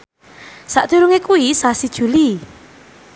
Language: Javanese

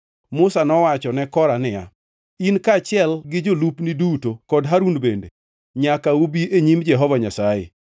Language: Luo (Kenya and Tanzania)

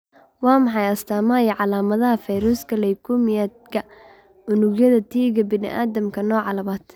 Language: Somali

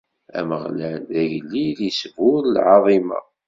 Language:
Kabyle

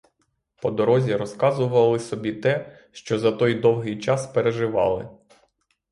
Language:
Ukrainian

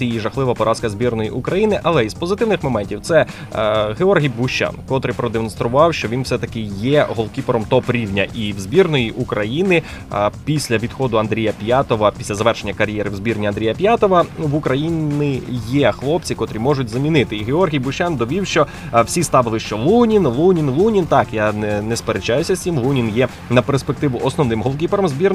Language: Ukrainian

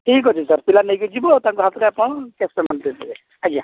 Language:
Odia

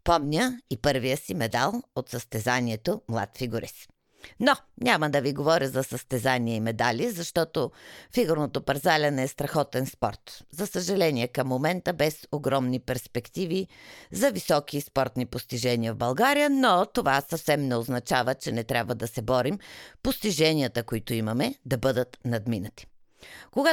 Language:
Bulgarian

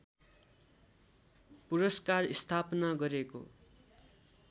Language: Nepali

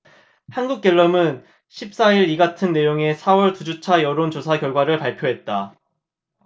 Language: Korean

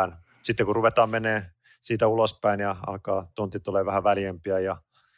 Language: Finnish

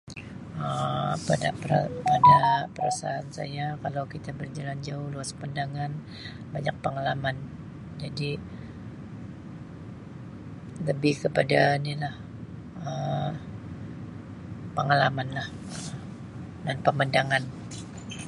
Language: Sabah Malay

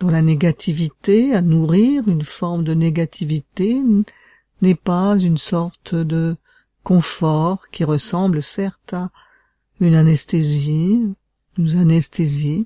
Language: French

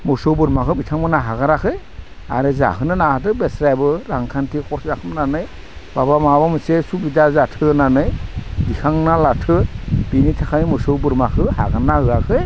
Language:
Bodo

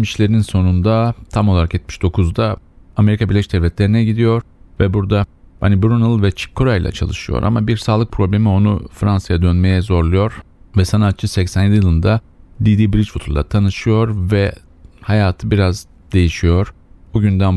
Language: Turkish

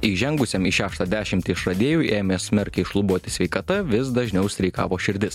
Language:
Lithuanian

